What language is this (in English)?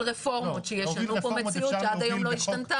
Hebrew